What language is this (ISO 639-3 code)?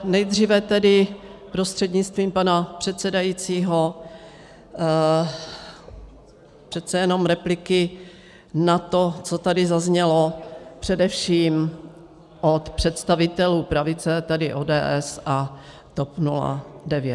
ces